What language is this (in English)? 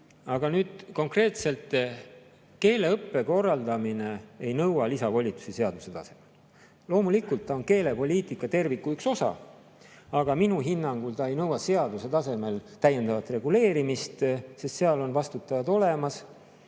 Estonian